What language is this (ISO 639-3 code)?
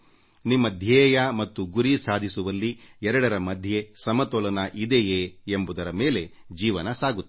kan